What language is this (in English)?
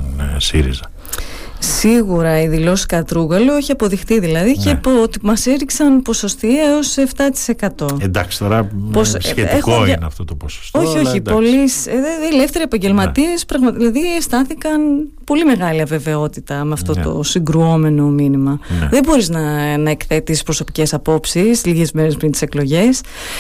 Greek